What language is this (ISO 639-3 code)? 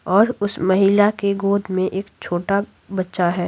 hin